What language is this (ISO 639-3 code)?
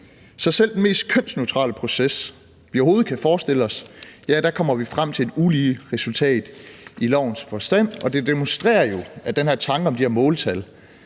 dan